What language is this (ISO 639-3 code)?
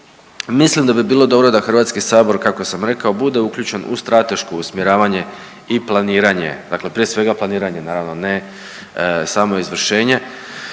hrv